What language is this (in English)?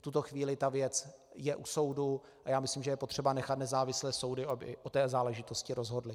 Czech